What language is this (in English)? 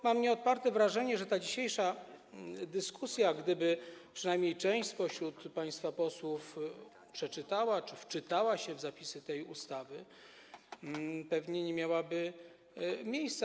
Polish